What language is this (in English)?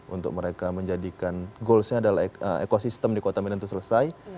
Indonesian